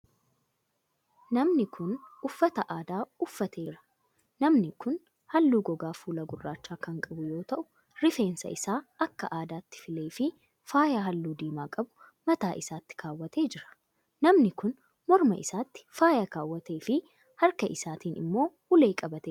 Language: Oromo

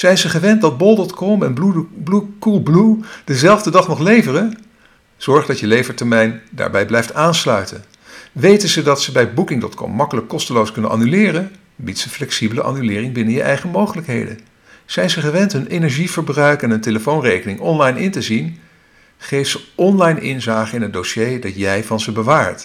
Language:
Dutch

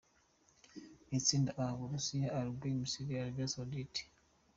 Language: Kinyarwanda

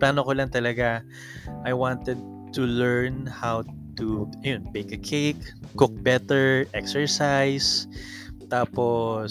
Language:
Filipino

